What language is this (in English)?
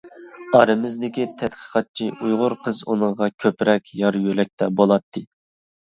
Uyghur